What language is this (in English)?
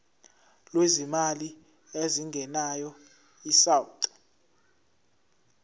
Zulu